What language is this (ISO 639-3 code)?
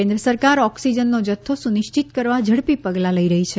guj